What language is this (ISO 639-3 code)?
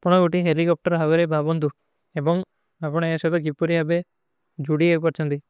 uki